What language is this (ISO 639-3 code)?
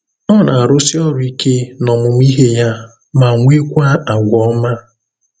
ibo